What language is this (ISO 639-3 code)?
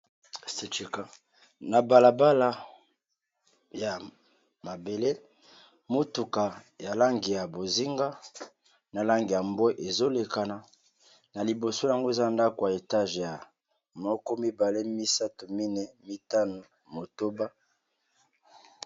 lin